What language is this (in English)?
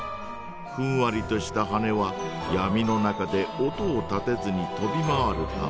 Japanese